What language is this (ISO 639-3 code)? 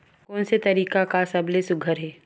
hne